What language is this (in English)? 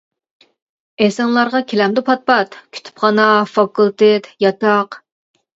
Uyghur